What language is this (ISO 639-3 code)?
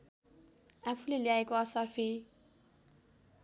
nep